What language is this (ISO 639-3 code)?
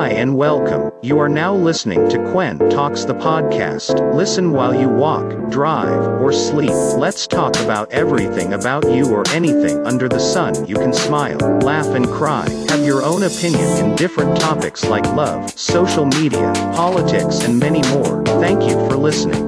fil